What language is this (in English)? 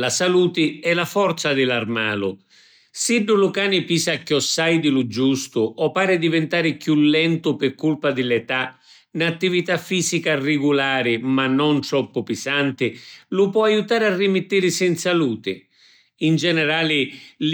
Sicilian